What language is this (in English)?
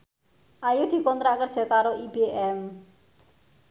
Javanese